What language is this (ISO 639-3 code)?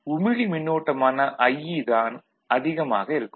tam